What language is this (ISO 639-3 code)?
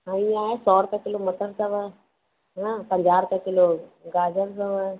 snd